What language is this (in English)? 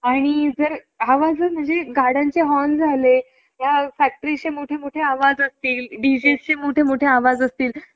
Marathi